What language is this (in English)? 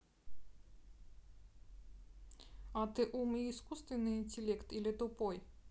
Russian